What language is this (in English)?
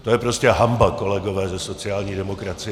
Czech